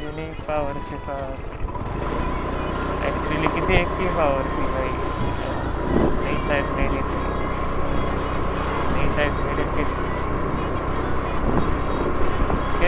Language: Marathi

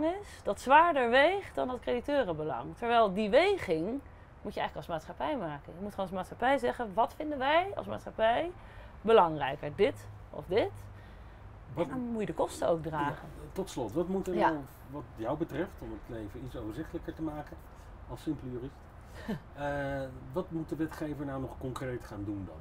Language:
Dutch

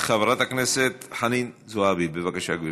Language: Hebrew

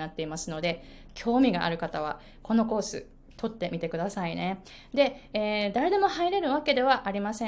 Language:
Japanese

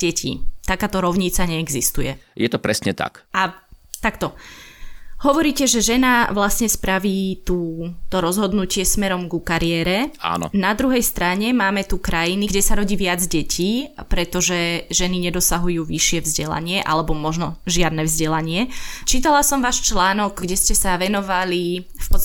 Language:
Slovak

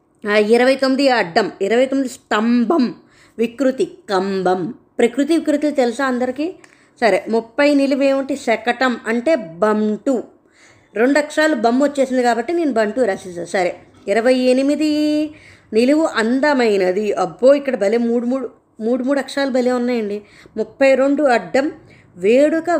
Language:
Telugu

